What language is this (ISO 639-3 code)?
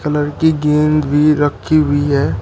hin